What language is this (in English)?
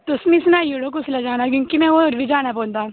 Dogri